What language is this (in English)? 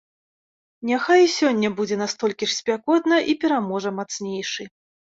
Belarusian